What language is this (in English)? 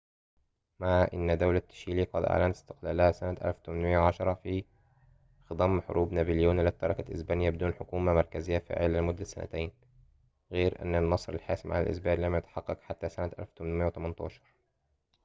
Arabic